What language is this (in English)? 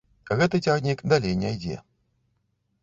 Belarusian